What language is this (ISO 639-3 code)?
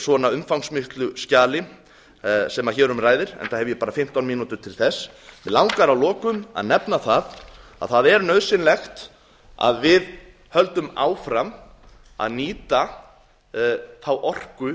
isl